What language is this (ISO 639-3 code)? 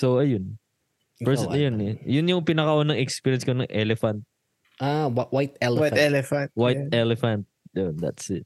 fil